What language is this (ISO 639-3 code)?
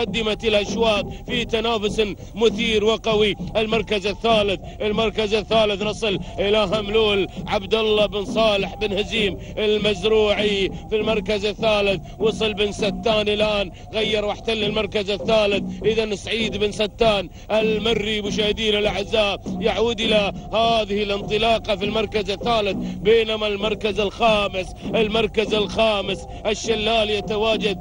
ara